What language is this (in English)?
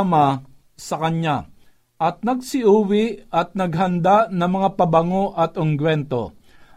Filipino